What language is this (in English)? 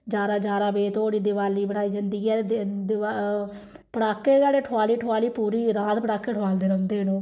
Dogri